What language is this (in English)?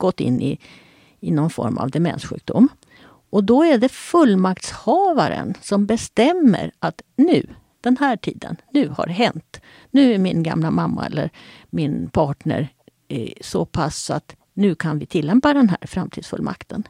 Swedish